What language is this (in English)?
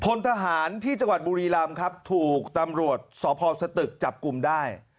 Thai